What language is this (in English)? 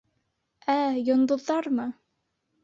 Bashkir